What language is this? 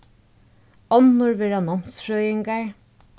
Faroese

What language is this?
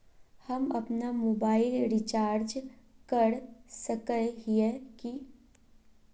Magahi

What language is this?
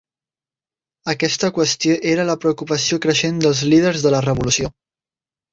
Catalan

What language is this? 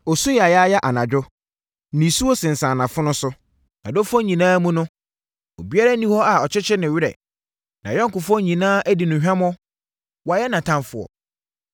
Akan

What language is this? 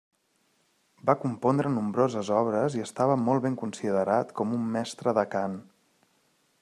Catalan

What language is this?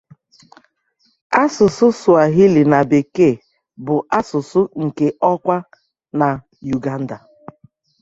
Igbo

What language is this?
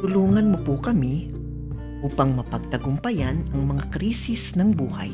Filipino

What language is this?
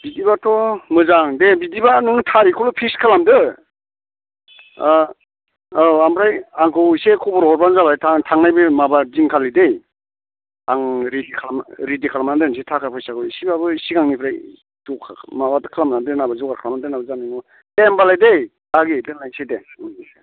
Bodo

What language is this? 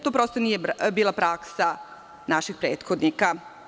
Serbian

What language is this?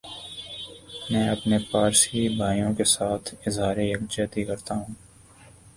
Urdu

